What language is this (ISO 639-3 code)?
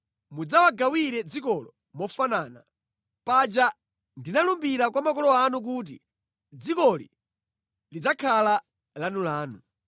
nya